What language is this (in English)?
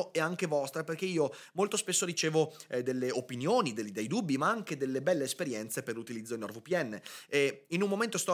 Italian